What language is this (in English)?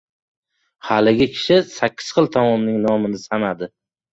Uzbek